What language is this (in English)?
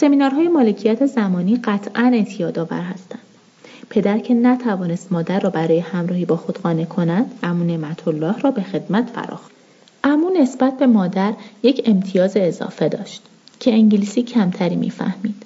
Persian